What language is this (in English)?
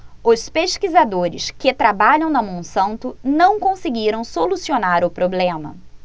Portuguese